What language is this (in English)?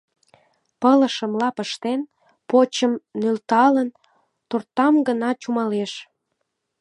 Mari